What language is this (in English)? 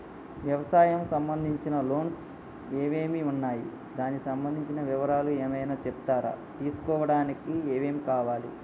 Telugu